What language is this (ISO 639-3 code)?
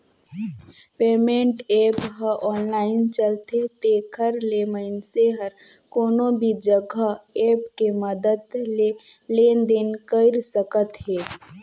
hne